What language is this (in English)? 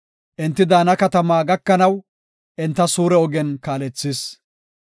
Gofa